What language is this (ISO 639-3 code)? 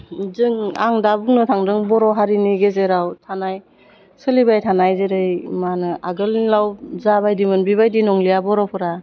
brx